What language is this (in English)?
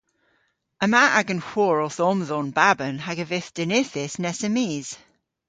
Cornish